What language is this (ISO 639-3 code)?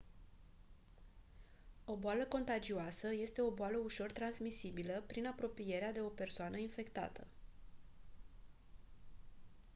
ron